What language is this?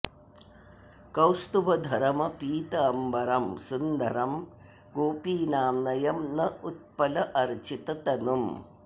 Sanskrit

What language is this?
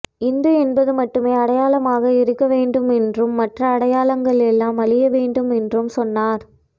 Tamil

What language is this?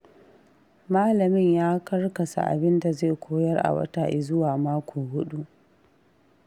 Hausa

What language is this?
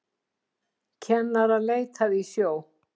Icelandic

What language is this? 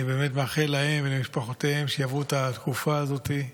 Hebrew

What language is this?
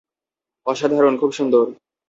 Bangla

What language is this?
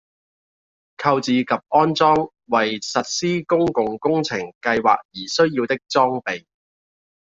Cantonese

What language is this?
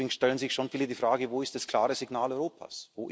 German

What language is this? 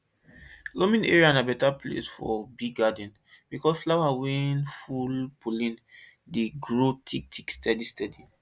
Nigerian Pidgin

